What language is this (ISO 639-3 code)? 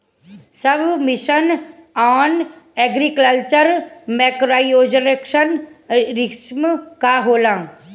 bho